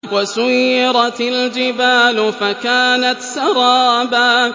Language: Arabic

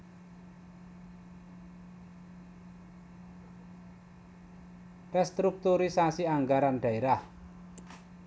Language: Javanese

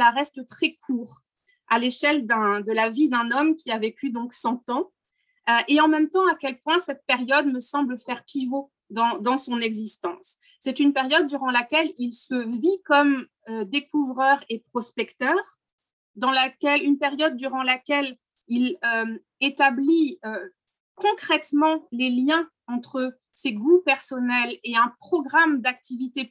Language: French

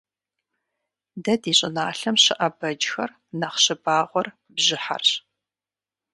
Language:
Kabardian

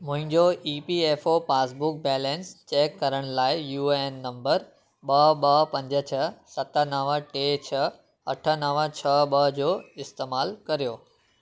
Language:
Sindhi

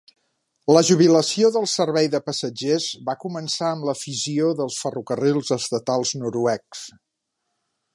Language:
Catalan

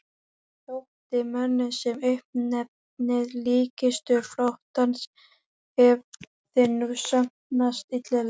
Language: Icelandic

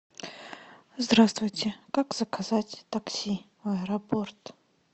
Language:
Russian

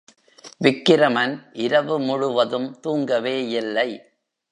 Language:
Tamil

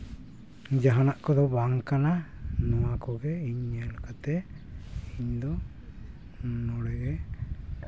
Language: Santali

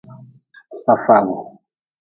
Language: Nawdm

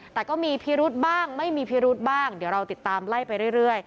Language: Thai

